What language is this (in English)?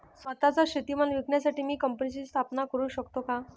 Marathi